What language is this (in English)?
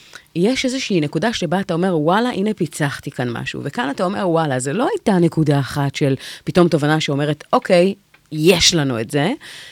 Hebrew